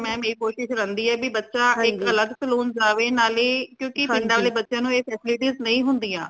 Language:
Punjabi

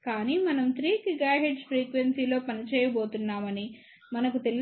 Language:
Telugu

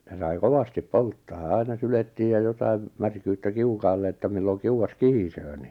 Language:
Finnish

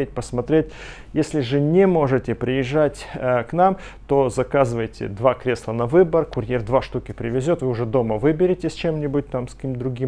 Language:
Russian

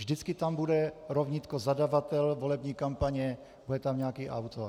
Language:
Czech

